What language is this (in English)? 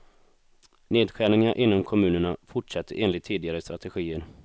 Swedish